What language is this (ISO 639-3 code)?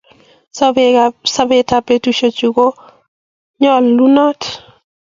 kln